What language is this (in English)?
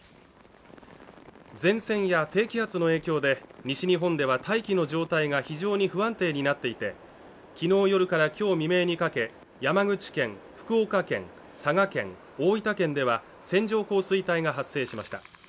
Japanese